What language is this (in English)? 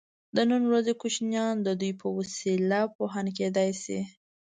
Pashto